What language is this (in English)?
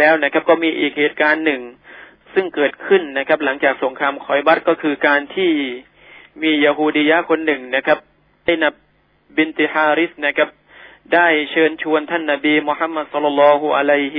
Thai